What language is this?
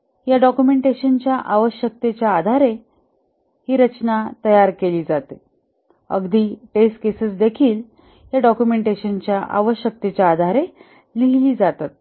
Marathi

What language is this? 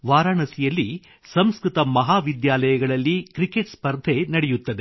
Kannada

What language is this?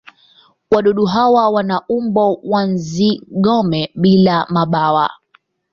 Swahili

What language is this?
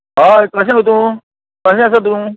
Konkani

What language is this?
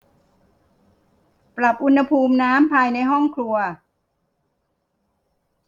Thai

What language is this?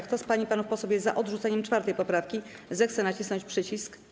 Polish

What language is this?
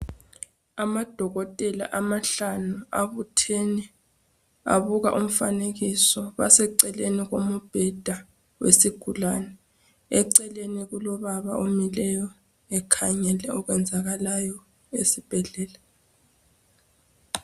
North Ndebele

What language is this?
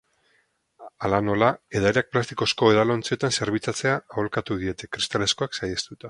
Basque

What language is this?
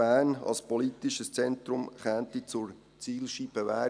Swiss German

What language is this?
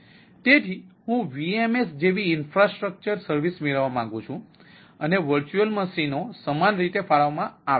Gujarati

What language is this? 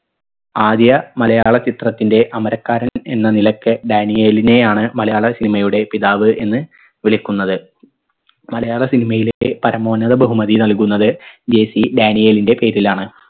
Malayalam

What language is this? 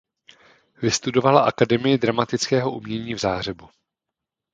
Czech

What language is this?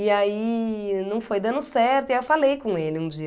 Portuguese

